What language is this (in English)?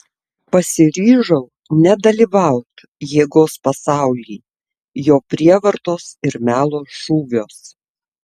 Lithuanian